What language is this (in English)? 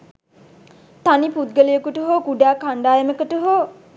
Sinhala